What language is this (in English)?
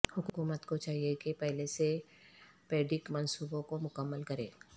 Urdu